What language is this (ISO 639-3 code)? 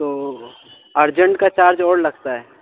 urd